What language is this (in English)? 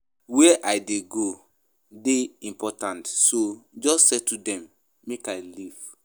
Nigerian Pidgin